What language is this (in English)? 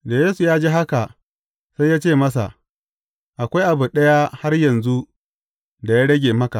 Hausa